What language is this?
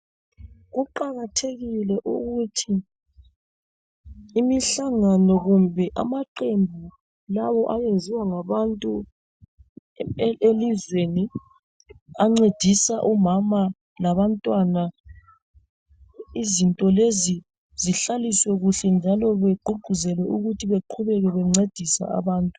North Ndebele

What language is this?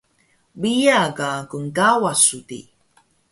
Taroko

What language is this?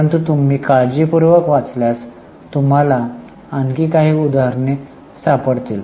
Marathi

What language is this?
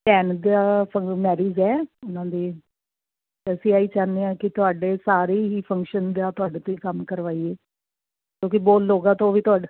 Punjabi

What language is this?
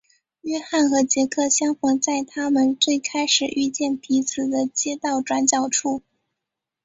Chinese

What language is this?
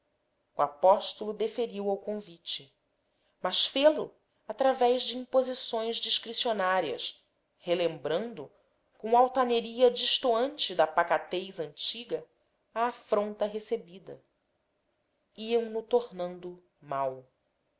Portuguese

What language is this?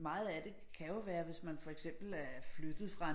Danish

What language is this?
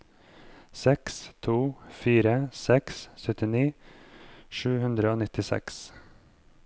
Norwegian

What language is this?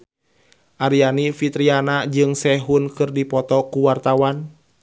Sundanese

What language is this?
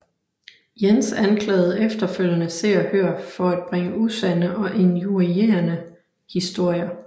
Danish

